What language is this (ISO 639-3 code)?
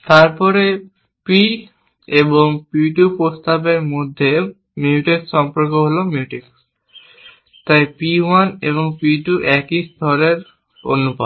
ben